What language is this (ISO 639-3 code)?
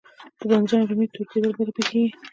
pus